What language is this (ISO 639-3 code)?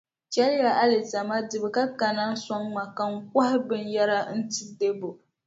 dag